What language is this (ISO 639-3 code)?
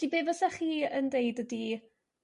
cym